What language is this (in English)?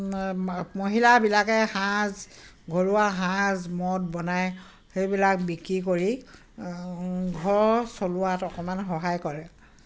Assamese